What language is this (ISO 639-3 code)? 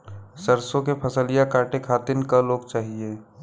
bho